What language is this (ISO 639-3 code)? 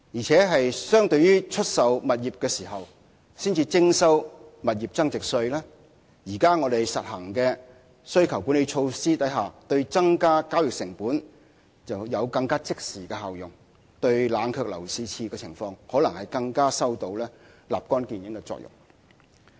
yue